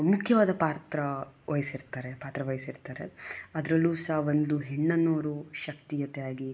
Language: Kannada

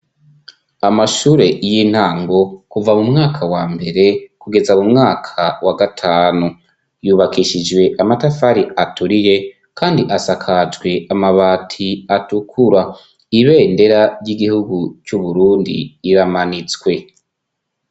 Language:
Rundi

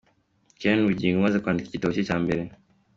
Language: Kinyarwanda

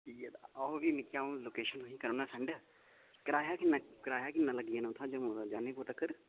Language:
Dogri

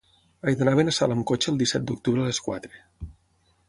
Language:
Catalan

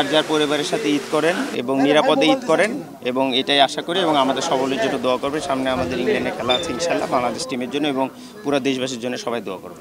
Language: Arabic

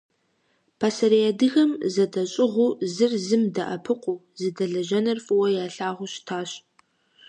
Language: Kabardian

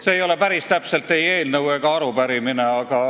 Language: Estonian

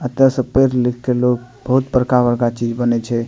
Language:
Maithili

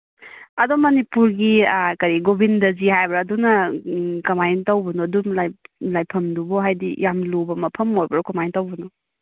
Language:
Manipuri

